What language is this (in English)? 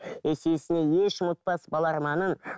Kazakh